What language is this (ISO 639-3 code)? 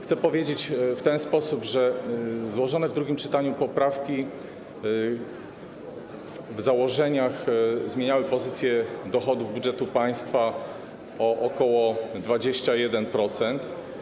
pol